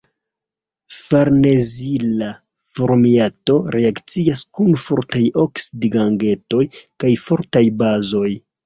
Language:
Esperanto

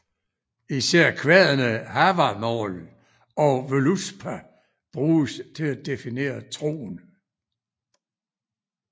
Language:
Danish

